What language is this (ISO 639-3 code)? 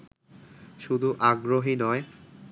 ben